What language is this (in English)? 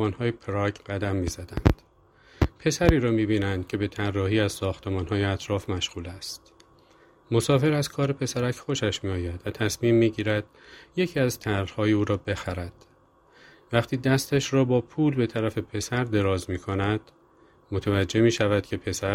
Persian